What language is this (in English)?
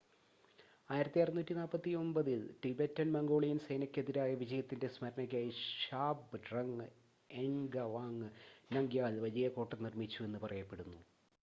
Malayalam